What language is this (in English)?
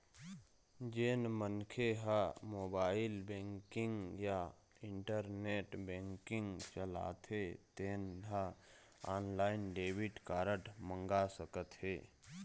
Chhattisgarhi